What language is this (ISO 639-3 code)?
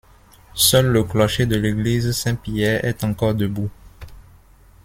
fra